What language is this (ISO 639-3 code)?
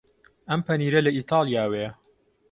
ckb